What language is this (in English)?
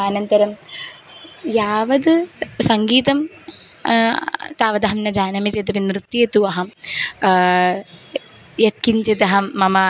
Sanskrit